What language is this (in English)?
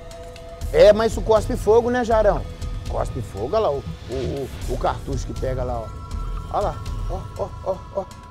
Portuguese